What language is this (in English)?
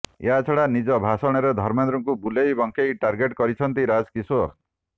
Odia